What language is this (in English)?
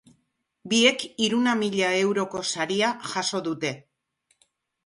Basque